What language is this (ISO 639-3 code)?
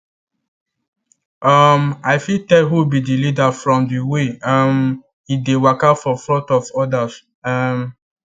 pcm